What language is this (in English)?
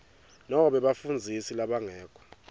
Swati